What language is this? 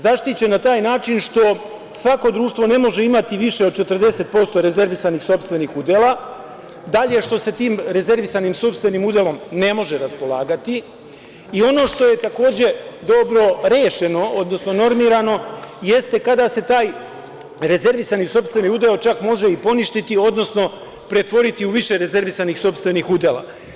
Serbian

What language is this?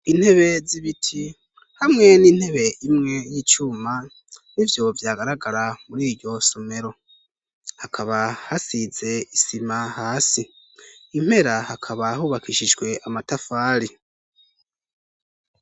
Rundi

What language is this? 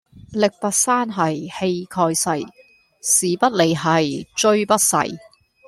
Cantonese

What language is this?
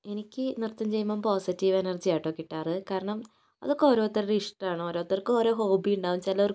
Malayalam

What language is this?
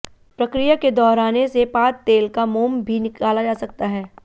Hindi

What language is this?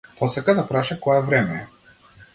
Macedonian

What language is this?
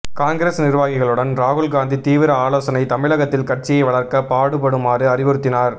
Tamil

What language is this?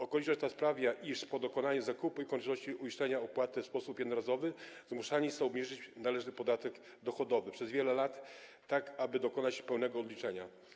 Polish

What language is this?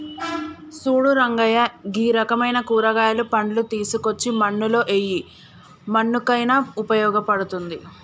Telugu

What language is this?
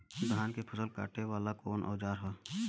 Bhojpuri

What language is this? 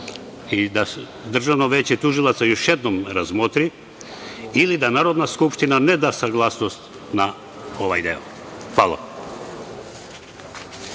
Serbian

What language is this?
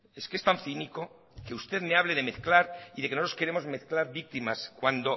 Spanish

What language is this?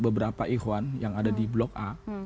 Indonesian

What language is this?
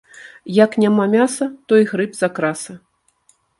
Belarusian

